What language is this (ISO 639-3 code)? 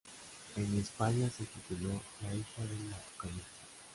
spa